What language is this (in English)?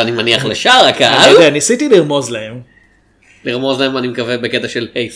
Hebrew